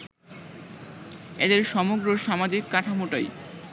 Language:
Bangla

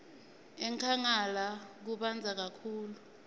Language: Swati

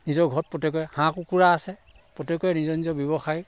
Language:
Assamese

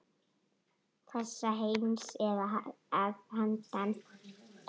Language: Icelandic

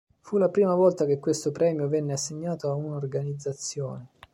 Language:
Italian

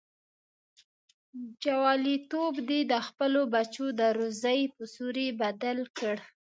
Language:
Pashto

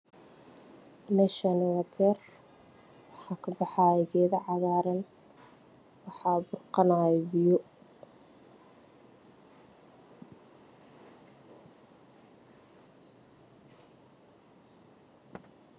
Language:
Somali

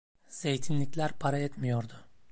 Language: Turkish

